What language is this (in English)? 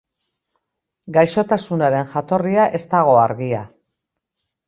Basque